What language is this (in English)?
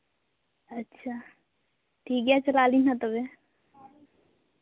Santali